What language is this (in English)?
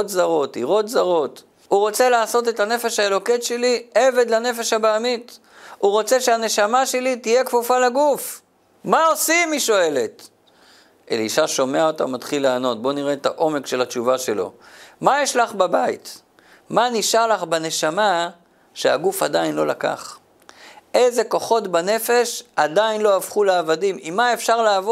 Hebrew